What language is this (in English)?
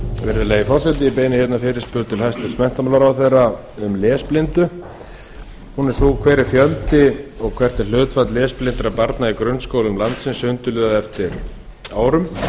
Icelandic